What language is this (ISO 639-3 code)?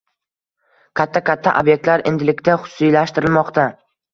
uzb